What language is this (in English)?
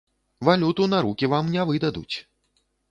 Belarusian